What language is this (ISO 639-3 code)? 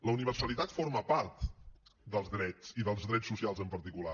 cat